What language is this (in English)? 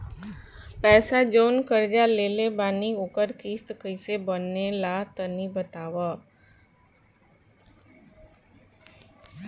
Bhojpuri